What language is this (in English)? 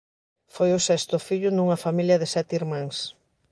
Galician